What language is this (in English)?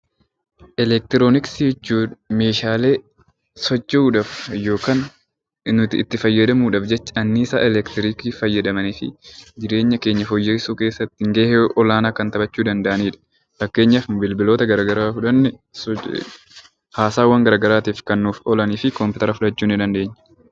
Oromo